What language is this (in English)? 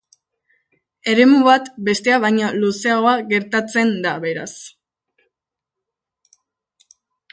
Basque